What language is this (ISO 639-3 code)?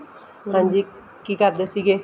pan